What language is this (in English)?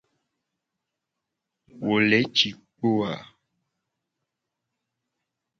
Gen